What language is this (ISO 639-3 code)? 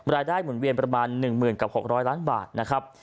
tha